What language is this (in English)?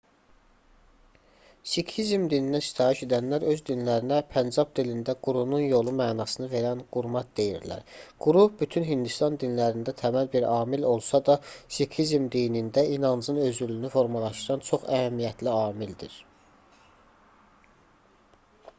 Azerbaijani